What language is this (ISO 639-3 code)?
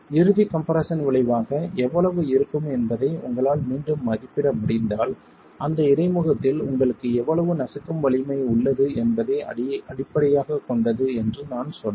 tam